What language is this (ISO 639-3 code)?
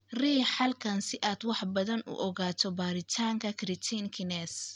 som